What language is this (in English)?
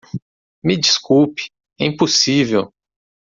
Portuguese